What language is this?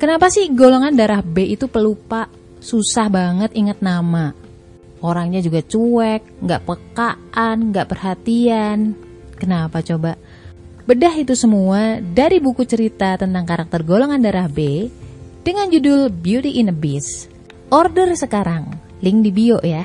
Indonesian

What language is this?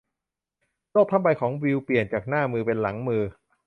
Thai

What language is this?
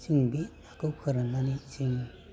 Bodo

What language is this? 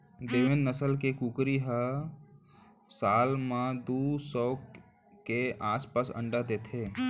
Chhattisgarhi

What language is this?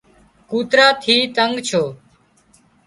Wadiyara Koli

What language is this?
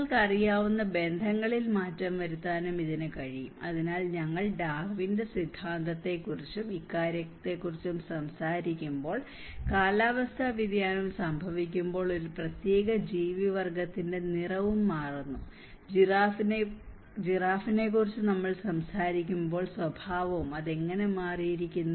Malayalam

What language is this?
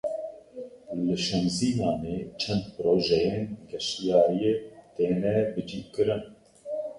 Kurdish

